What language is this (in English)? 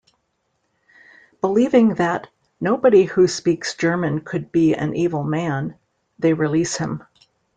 English